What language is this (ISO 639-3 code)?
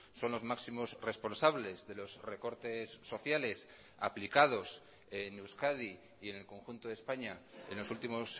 spa